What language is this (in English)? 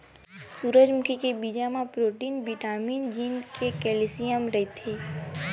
Chhattisgarhi